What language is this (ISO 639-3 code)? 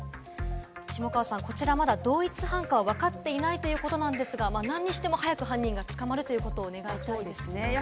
jpn